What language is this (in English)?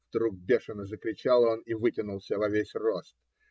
Russian